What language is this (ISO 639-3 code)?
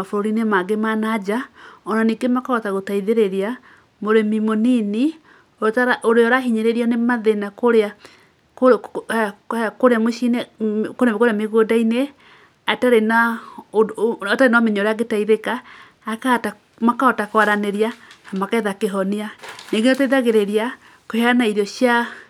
kik